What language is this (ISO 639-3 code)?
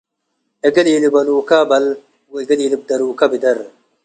tig